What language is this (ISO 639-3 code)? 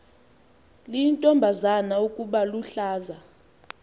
xho